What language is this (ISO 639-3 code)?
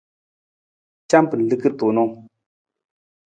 nmz